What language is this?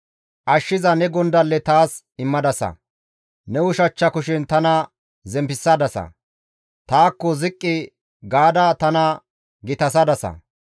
Gamo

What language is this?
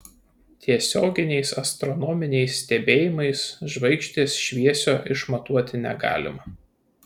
Lithuanian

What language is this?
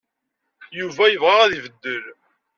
Kabyle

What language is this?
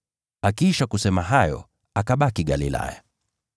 Swahili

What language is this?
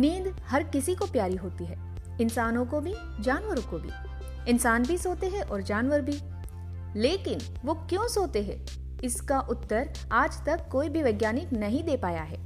Hindi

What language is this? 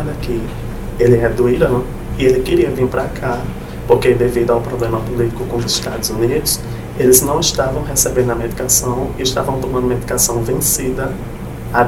Portuguese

